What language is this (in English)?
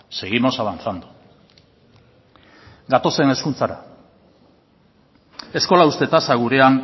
Basque